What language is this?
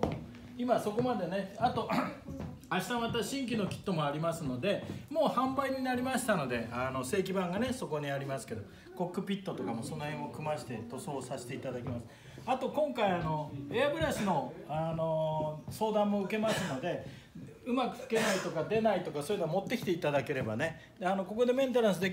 Japanese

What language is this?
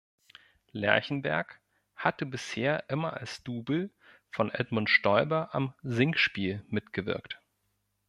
German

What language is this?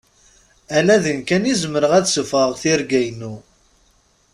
Kabyle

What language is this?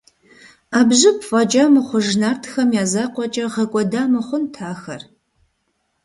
Kabardian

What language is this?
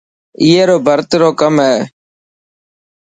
Dhatki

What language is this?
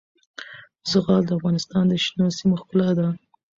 Pashto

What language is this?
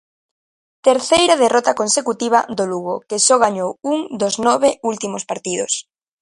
Galician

